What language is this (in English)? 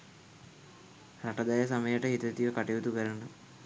Sinhala